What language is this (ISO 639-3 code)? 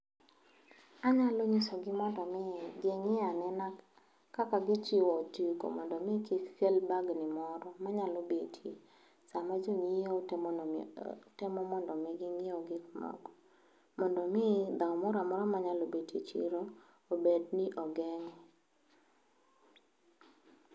luo